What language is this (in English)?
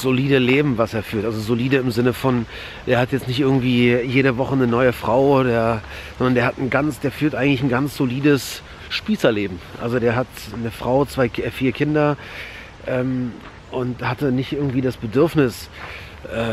German